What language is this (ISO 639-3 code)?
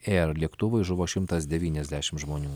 lit